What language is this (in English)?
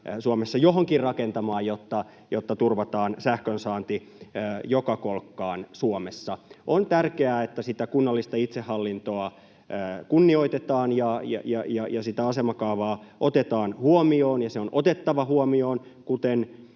Finnish